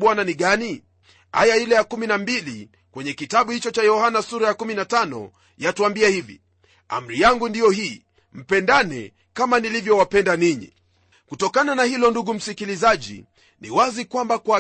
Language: Swahili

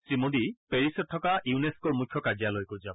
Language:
Assamese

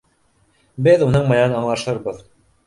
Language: Bashkir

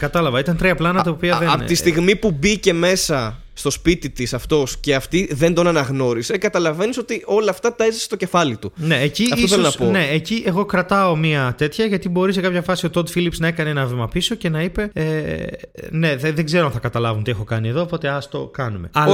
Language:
Greek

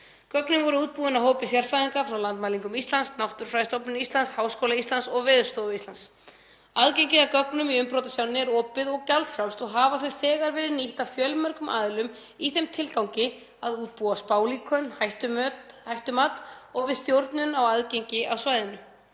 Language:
Icelandic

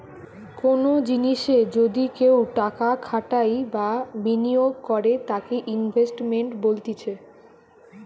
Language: Bangla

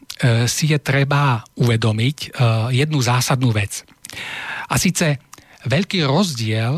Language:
Slovak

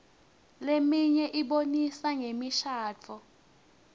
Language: Swati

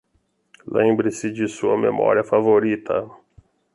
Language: Portuguese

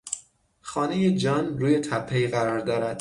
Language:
Persian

